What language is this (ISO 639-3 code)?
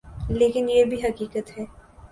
urd